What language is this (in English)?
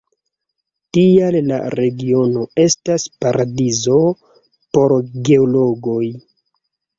Esperanto